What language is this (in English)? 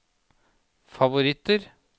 Norwegian